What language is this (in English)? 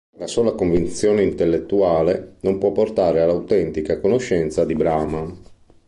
Italian